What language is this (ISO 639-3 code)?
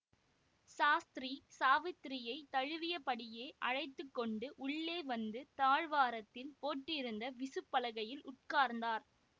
tam